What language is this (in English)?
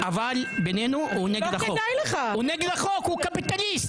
Hebrew